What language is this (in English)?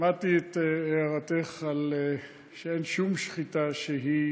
Hebrew